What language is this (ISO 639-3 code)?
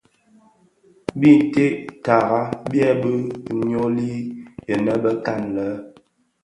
ksf